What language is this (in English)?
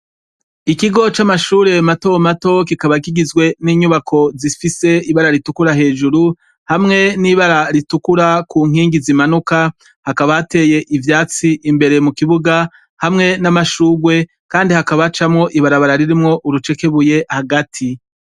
Rundi